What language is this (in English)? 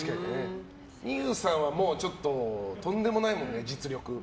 Japanese